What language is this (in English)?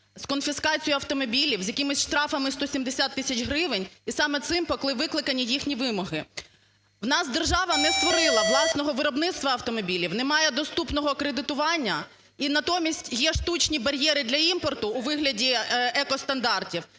Ukrainian